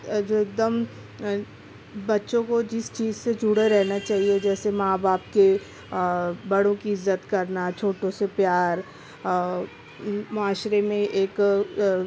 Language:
Urdu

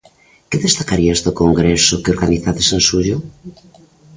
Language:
Galician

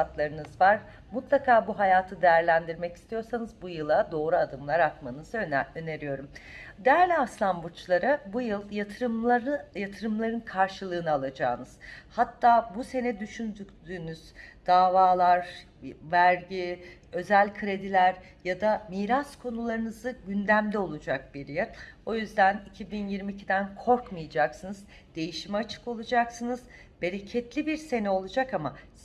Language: Turkish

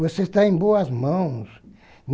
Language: Portuguese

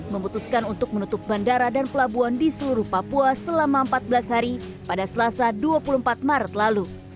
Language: Indonesian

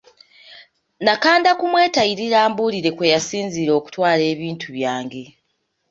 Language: Ganda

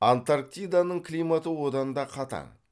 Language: Kazakh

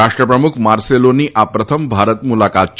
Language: Gujarati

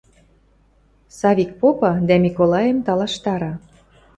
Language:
Western Mari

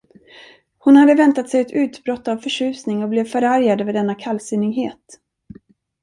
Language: Swedish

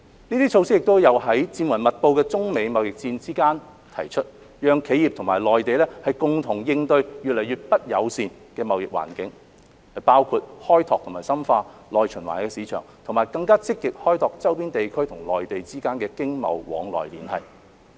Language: Cantonese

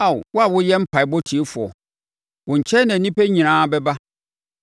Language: Akan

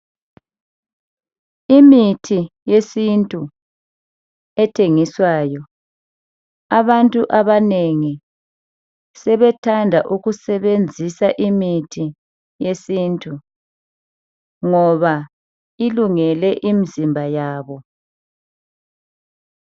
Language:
North Ndebele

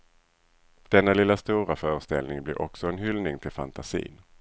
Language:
Swedish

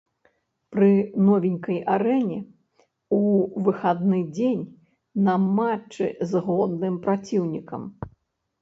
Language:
Belarusian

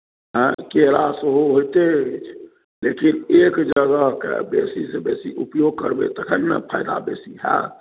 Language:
Maithili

